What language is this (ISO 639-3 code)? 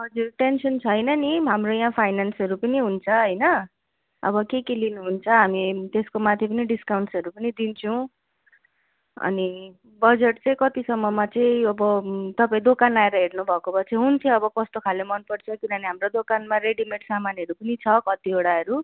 nep